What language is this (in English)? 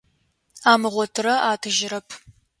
Adyghe